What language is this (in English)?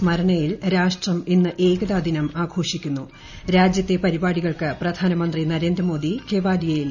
Malayalam